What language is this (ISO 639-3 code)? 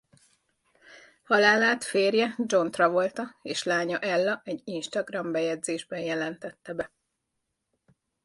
hun